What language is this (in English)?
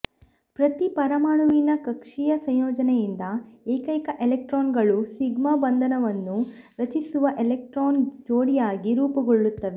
Kannada